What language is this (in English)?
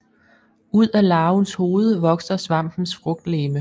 Danish